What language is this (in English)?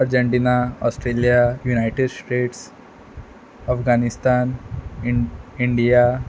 Konkani